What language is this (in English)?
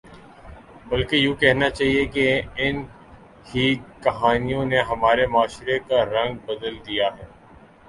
Urdu